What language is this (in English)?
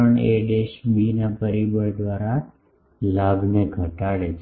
Gujarati